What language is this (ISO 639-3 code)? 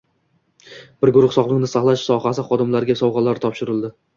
uzb